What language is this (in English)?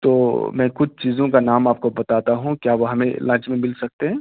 Urdu